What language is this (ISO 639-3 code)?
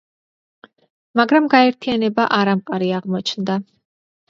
kat